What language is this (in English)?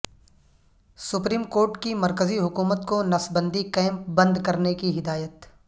Urdu